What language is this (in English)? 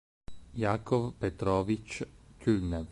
Italian